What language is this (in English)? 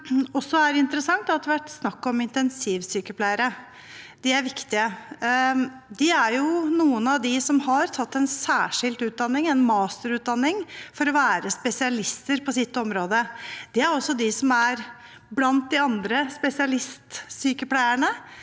Norwegian